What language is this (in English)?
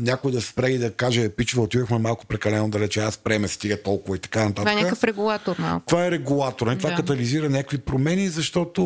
Bulgarian